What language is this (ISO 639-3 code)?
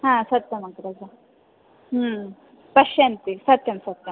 san